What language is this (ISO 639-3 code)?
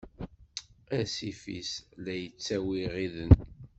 kab